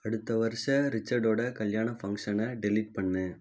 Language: Tamil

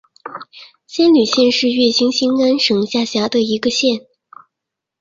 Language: Chinese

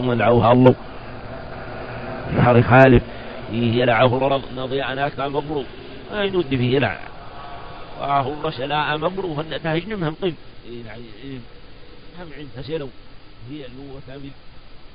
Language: Arabic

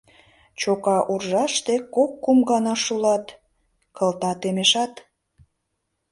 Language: Mari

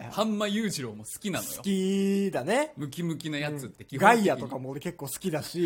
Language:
Japanese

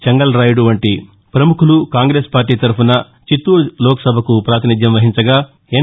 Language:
Telugu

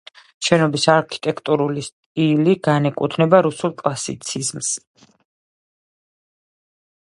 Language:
Georgian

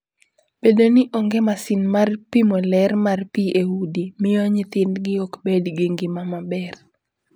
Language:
Luo (Kenya and Tanzania)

